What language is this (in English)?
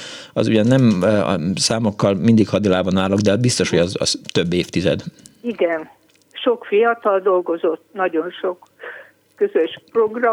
Hungarian